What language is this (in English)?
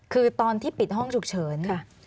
Thai